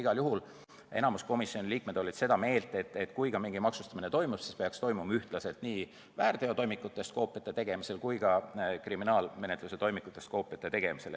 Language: Estonian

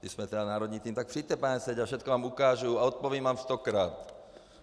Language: Czech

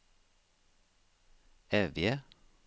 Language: Norwegian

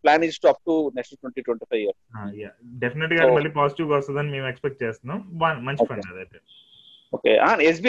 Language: Telugu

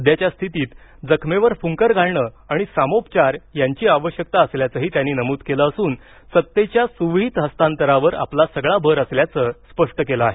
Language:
Marathi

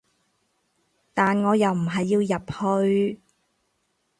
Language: Cantonese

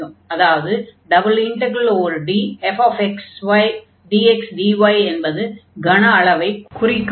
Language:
Tamil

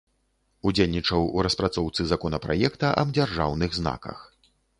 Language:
Belarusian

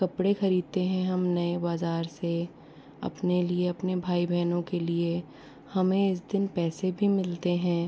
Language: Hindi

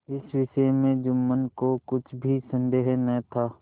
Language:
Hindi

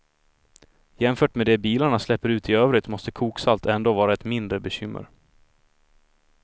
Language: Swedish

